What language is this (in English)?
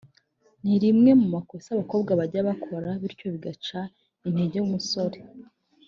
Kinyarwanda